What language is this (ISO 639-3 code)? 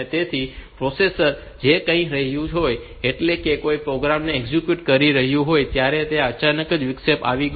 guj